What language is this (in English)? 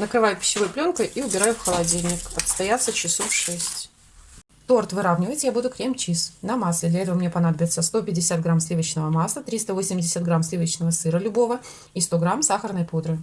Russian